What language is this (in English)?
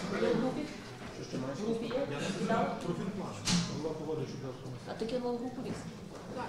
Ukrainian